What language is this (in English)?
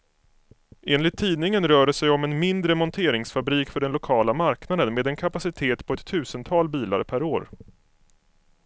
Swedish